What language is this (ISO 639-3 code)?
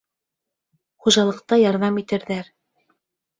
bak